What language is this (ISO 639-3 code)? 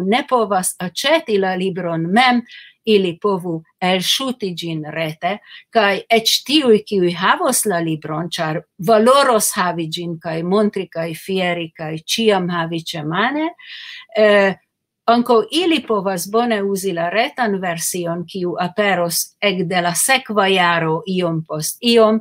ron